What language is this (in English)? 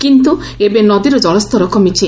Odia